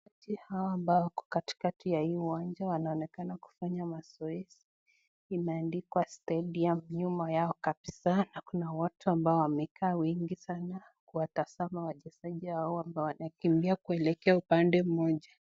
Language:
Swahili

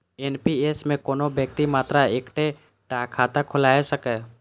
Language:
Maithili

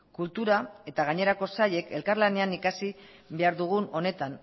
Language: Basque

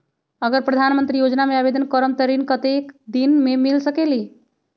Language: Magahi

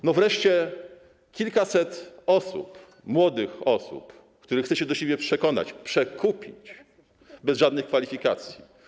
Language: Polish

